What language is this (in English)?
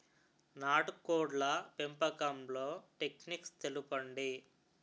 Telugu